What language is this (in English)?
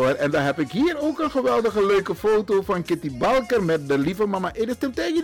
Dutch